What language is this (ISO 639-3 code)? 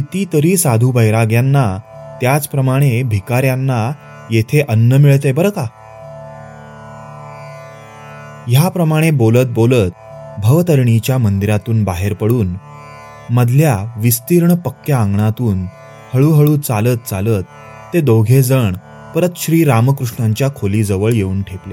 mar